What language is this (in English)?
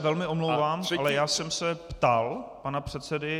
Czech